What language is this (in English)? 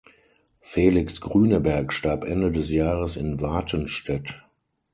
German